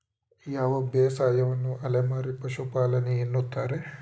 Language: Kannada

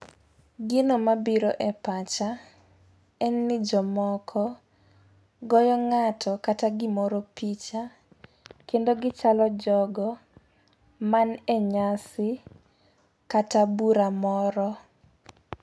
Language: Luo (Kenya and Tanzania)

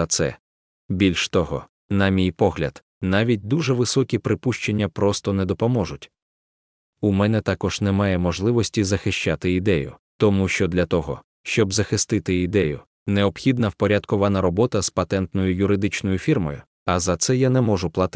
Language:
Ukrainian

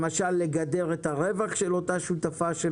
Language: Hebrew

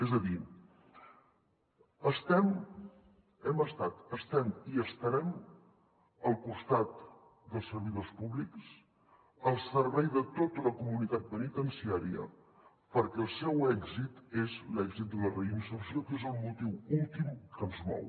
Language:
Catalan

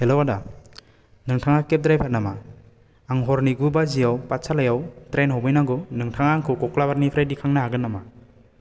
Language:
Bodo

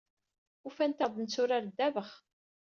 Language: Kabyle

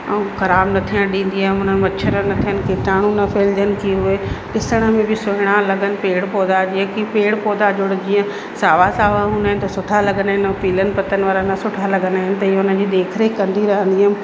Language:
Sindhi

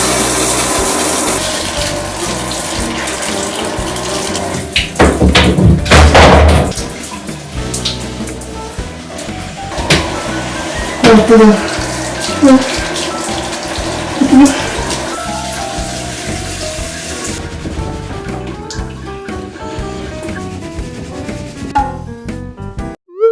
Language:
Korean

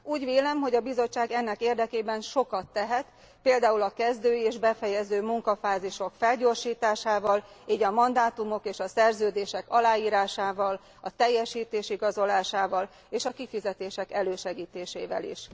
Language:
Hungarian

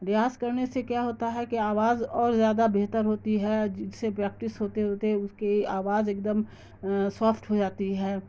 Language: Urdu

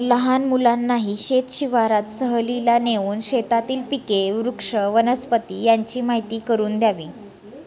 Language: Marathi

